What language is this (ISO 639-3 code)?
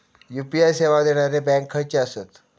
mar